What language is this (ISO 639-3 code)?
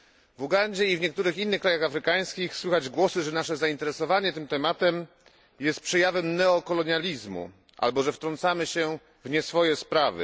pol